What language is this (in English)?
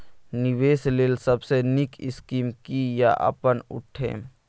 Maithili